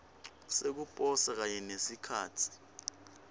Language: Swati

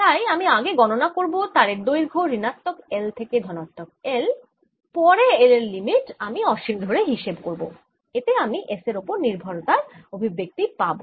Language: Bangla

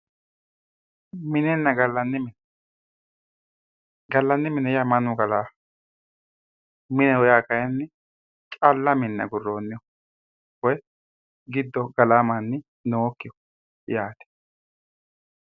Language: Sidamo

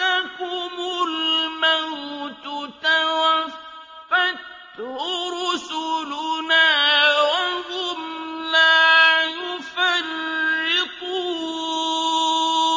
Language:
Arabic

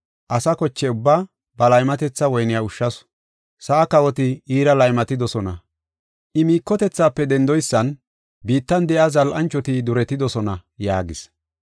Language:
Gofa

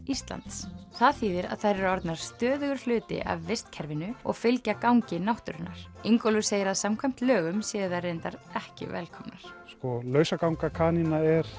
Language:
Icelandic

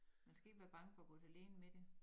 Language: Danish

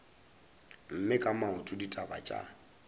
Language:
Northern Sotho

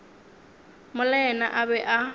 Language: Northern Sotho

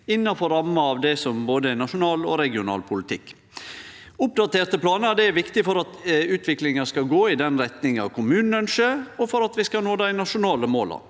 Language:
Norwegian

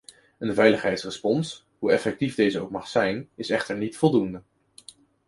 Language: Dutch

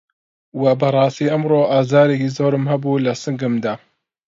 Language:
Central Kurdish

